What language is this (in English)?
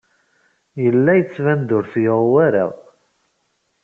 Kabyle